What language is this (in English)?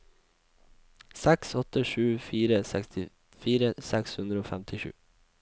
Norwegian